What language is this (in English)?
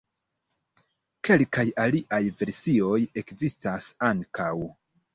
Esperanto